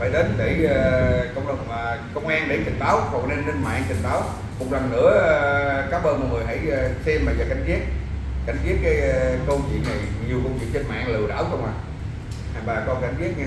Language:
Vietnamese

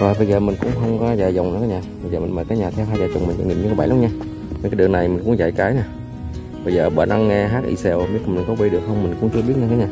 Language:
Vietnamese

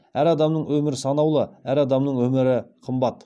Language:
Kazakh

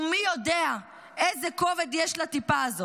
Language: Hebrew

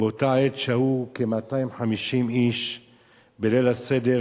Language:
Hebrew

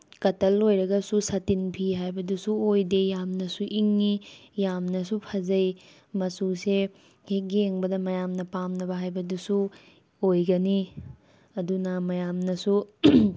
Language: Manipuri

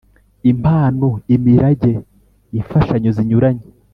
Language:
Kinyarwanda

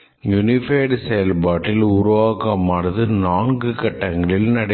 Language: Tamil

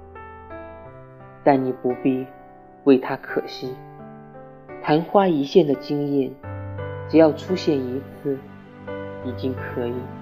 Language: Chinese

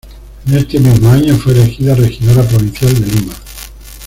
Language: Spanish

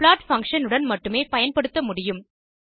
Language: Tamil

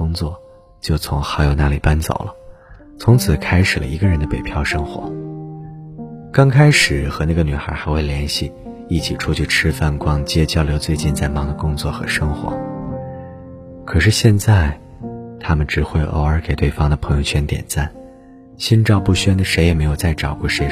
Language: Chinese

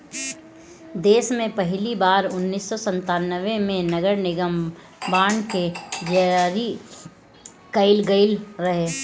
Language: Bhojpuri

